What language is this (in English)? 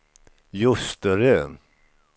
Swedish